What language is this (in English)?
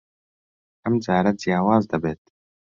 Central Kurdish